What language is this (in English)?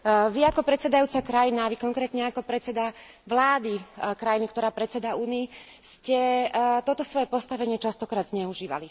Slovak